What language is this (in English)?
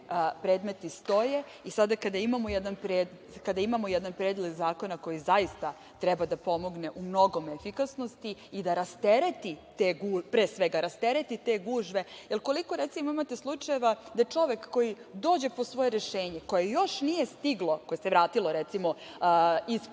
Serbian